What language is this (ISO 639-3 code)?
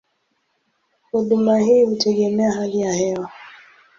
swa